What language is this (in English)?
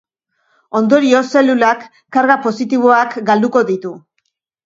Basque